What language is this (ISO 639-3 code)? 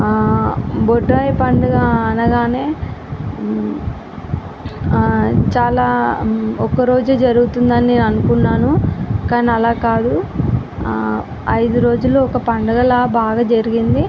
tel